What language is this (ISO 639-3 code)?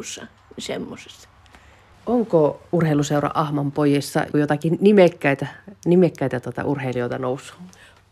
fin